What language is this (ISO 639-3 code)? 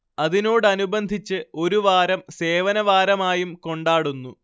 mal